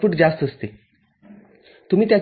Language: Marathi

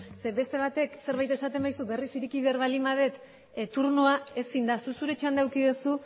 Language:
Basque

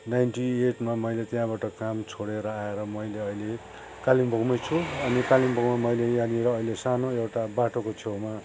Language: Nepali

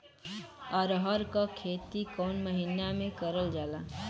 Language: Bhojpuri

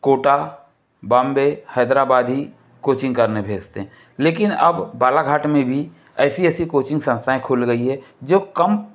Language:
Hindi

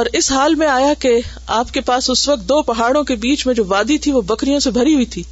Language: Urdu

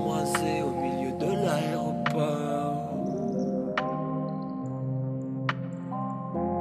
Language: French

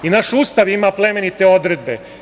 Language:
Serbian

